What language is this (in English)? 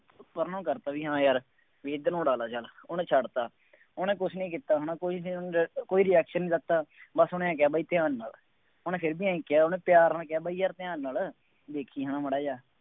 Punjabi